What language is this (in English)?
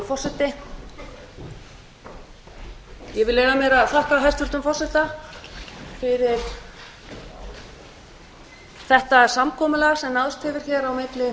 Icelandic